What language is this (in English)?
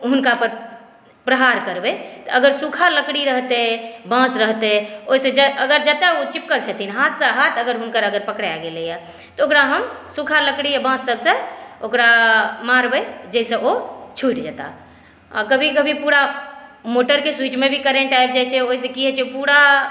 Maithili